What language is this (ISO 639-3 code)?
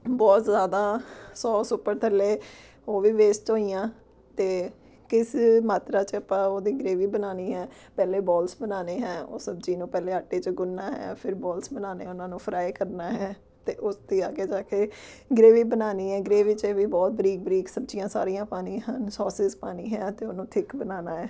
pan